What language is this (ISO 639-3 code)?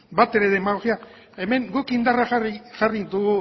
eus